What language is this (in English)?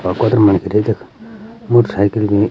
Garhwali